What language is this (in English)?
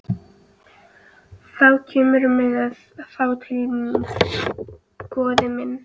Icelandic